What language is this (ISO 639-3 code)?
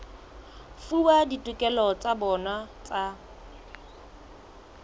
sot